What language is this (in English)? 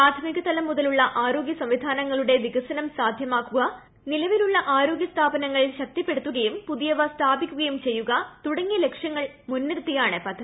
Malayalam